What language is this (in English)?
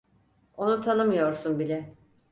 Turkish